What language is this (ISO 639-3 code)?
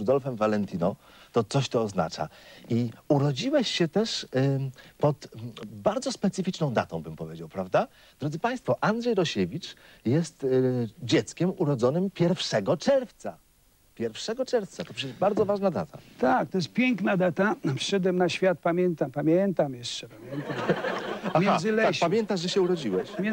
pol